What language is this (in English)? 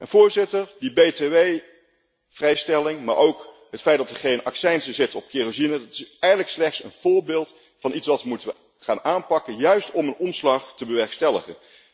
Dutch